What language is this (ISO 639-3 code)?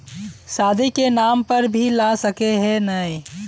mag